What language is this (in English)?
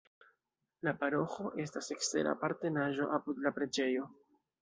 Esperanto